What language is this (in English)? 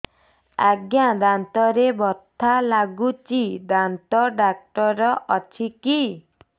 Odia